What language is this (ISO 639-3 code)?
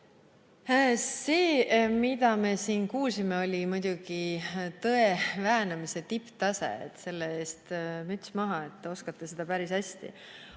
est